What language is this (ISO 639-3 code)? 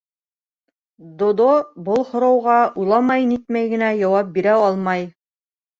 bak